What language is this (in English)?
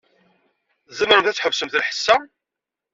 Kabyle